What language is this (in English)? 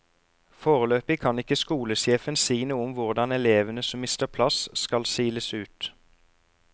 Norwegian